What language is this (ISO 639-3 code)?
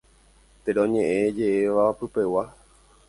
grn